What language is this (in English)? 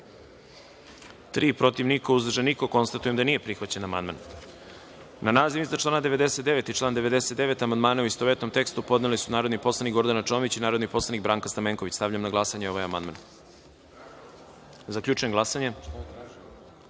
Serbian